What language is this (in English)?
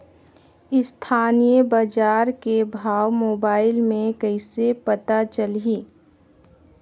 Chhattisgarhi